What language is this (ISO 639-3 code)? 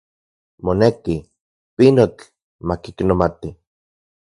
ncx